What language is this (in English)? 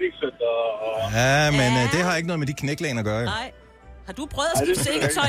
Danish